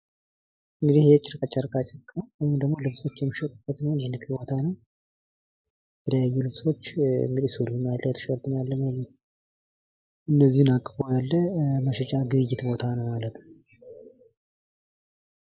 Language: Amharic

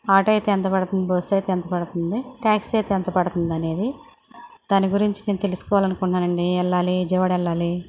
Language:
Telugu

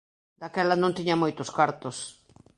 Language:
Galician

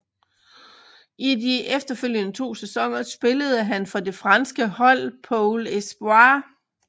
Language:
Danish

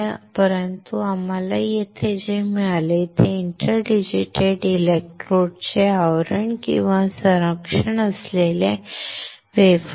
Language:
Marathi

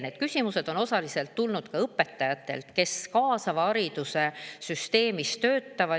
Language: Estonian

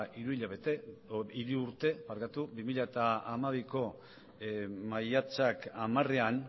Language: Basque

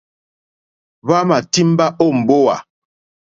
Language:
Mokpwe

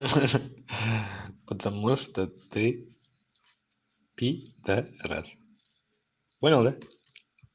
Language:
Russian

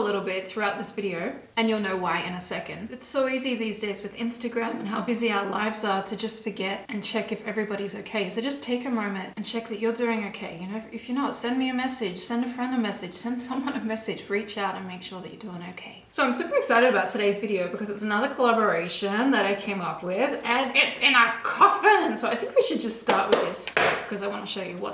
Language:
English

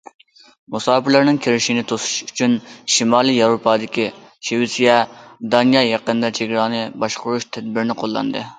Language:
Uyghur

